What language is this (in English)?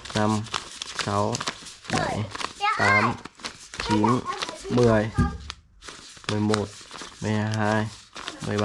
Vietnamese